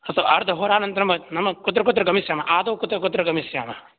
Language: Sanskrit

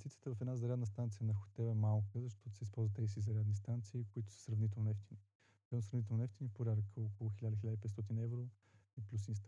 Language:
Bulgarian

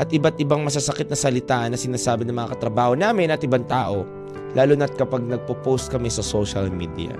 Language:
Filipino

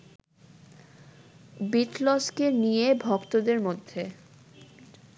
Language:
Bangla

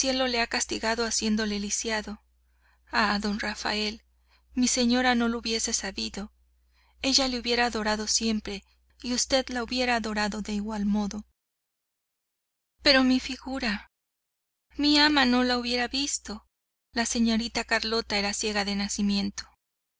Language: Spanish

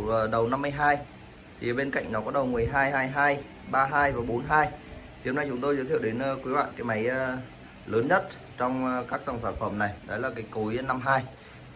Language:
Vietnamese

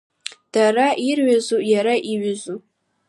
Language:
Abkhazian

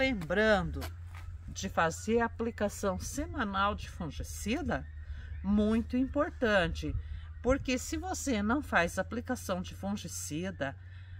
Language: Portuguese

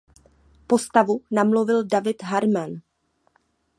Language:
Czech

